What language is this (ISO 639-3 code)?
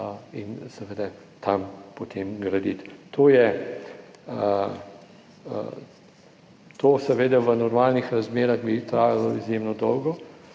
slv